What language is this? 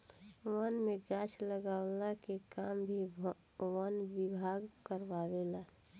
Bhojpuri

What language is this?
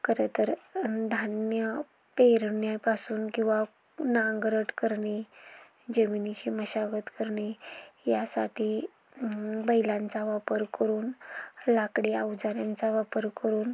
Marathi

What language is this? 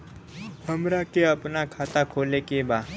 Bhojpuri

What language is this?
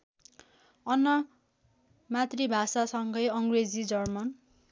Nepali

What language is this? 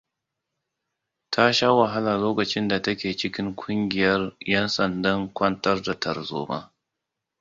Hausa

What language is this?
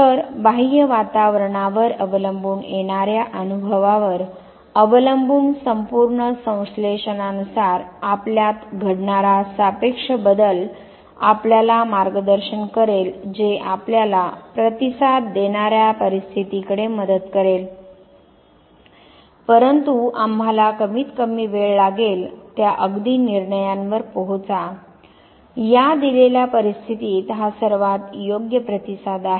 Marathi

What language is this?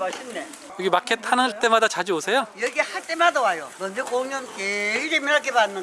Korean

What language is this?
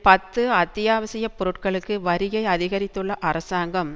Tamil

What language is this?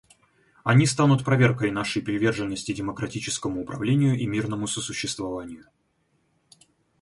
Russian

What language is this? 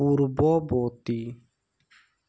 Assamese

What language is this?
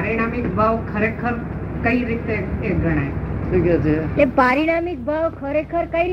Gujarati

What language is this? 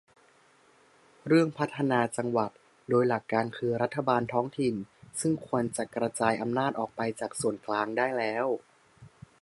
Thai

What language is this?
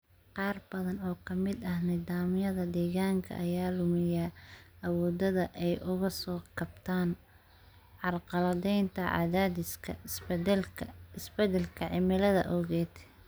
Somali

